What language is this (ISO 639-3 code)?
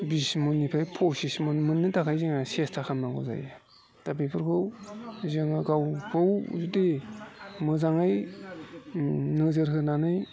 brx